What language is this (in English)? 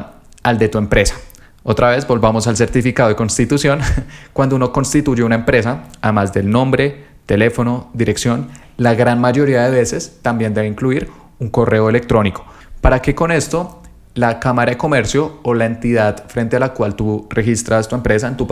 Spanish